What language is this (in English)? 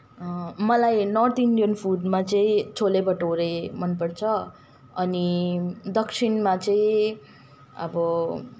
Nepali